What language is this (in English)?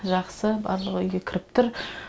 Kazakh